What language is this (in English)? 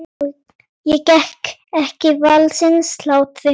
Icelandic